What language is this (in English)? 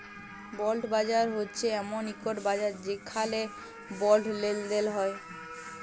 Bangla